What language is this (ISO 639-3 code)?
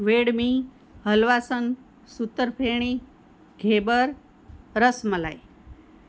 guj